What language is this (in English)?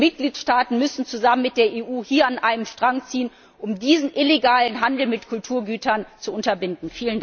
German